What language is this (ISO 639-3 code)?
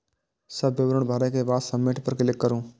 mai